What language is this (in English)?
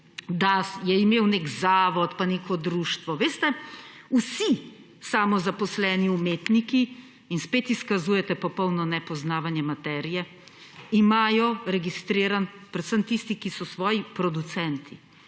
Slovenian